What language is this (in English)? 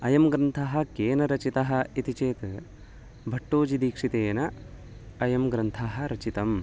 Sanskrit